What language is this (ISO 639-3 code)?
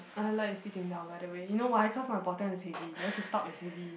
eng